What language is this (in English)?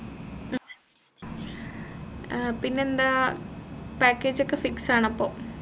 Malayalam